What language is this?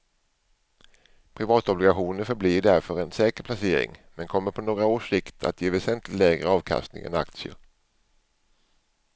Swedish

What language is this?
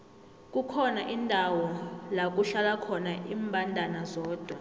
South Ndebele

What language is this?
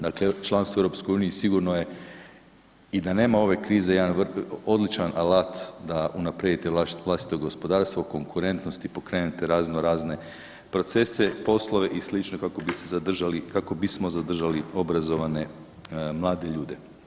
Croatian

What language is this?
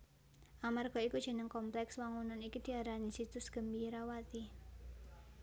Javanese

